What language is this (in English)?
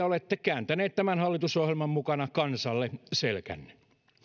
Finnish